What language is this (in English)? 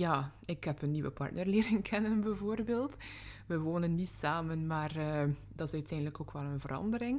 Dutch